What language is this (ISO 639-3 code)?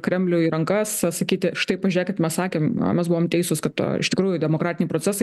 lit